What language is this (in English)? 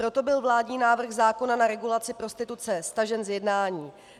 Czech